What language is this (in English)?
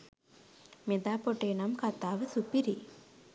Sinhala